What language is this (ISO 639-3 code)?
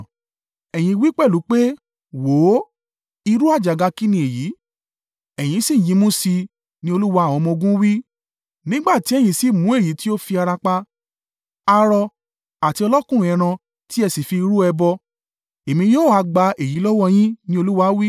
yor